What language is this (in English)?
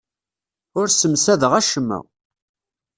Kabyle